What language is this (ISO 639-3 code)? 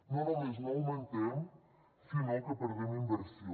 cat